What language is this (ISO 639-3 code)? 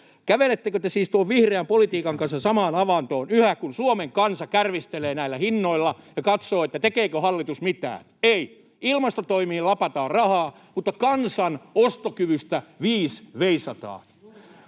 fin